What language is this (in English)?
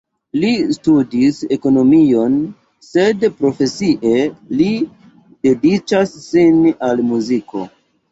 Esperanto